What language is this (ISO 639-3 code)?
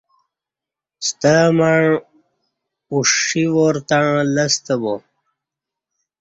bsh